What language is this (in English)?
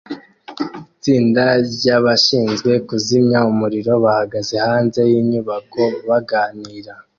Kinyarwanda